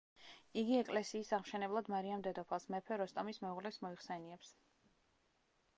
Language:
Georgian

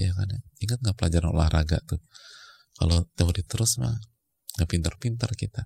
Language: Indonesian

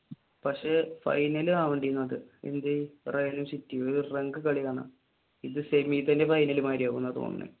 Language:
Malayalam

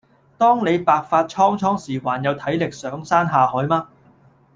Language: Cantonese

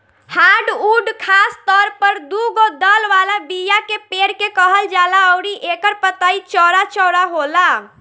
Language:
Bhojpuri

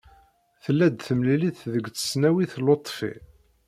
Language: Kabyle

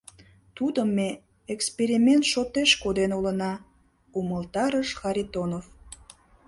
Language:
Mari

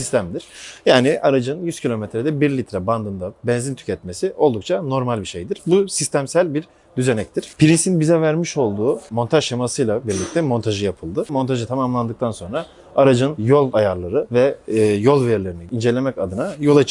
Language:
Turkish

